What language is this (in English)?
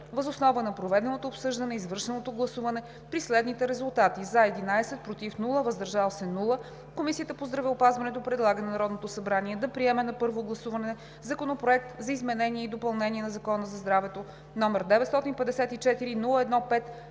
Bulgarian